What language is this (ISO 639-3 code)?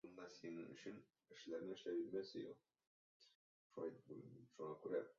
rus